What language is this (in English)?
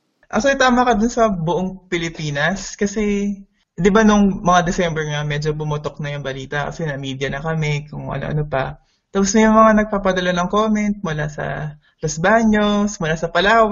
Filipino